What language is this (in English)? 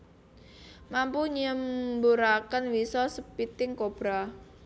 Javanese